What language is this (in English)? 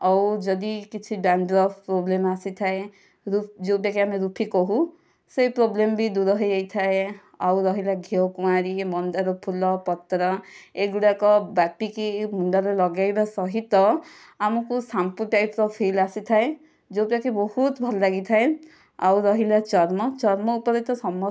Odia